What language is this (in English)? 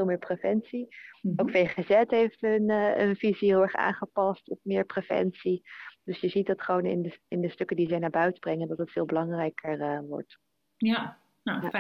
Dutch